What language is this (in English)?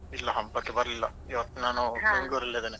Kannada